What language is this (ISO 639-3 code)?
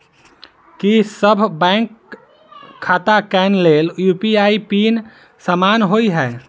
mai